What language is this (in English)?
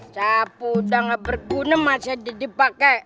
Indonesian